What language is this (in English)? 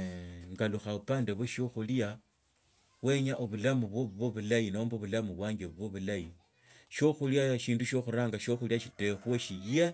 Tsotso